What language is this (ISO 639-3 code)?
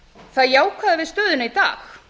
isl